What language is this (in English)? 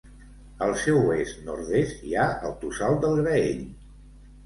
Catalan